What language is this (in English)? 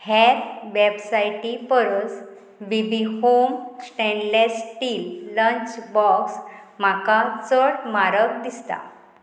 Konkani